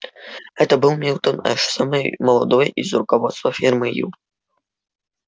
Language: Russian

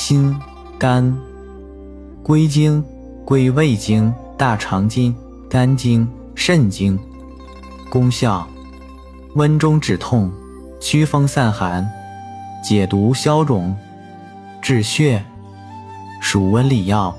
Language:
Chinese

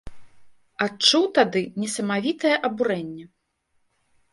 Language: Belarusian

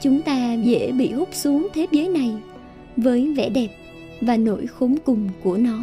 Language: Vietnamese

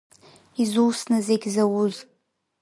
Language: Abkhazian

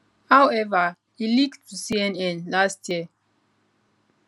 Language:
Nigerian Pidgin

